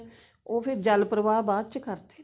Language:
Punjabi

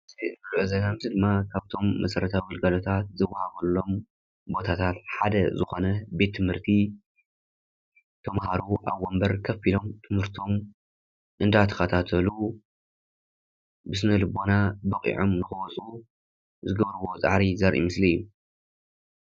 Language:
Tigrinya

